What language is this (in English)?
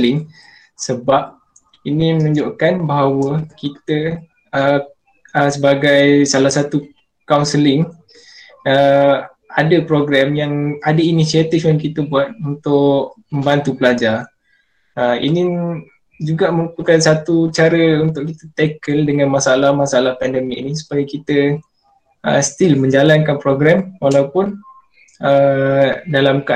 Malay